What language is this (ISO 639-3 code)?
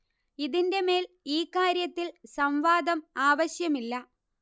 mal